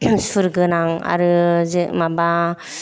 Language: Bodo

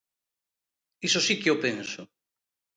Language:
Galician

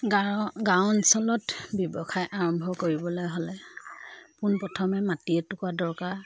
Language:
Assamese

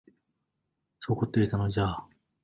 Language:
Japanese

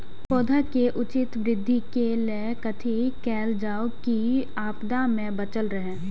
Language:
Maithili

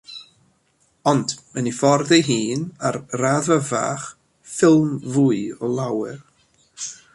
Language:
Welsh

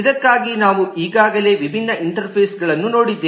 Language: Kannada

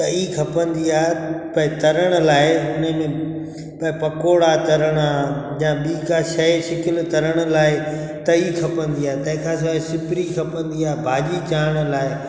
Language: Sindhi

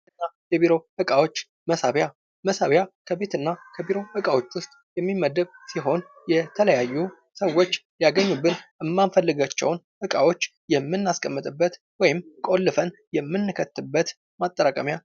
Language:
Amharic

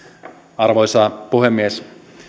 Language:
Finnish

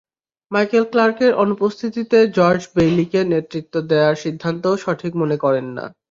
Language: Bangla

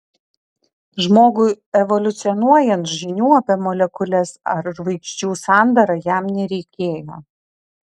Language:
Lithuanian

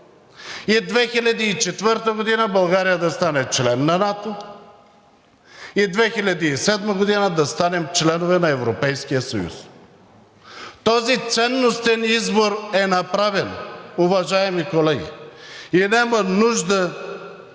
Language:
Bulgarian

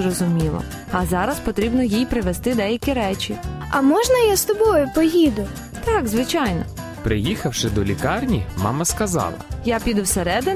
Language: Ukrainian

